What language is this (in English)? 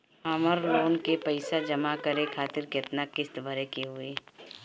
Bhojpuri